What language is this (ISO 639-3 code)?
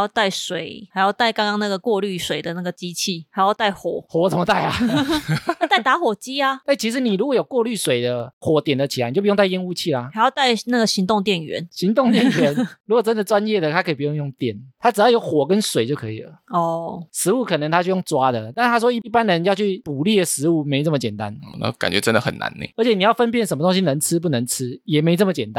zho